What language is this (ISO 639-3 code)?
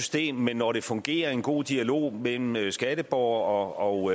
dan